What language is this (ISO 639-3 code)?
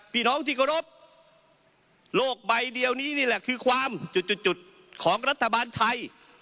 tha